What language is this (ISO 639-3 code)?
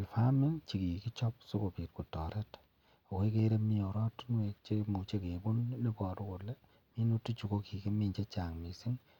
kln